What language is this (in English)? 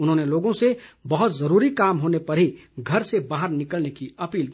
Hindi